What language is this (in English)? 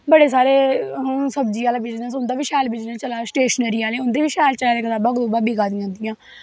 Dogri